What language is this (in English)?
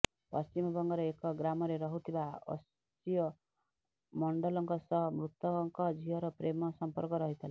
Odia